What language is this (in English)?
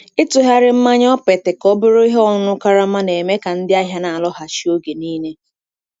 Igbo